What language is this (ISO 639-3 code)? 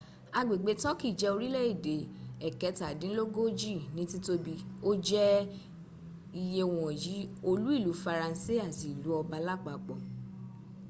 yor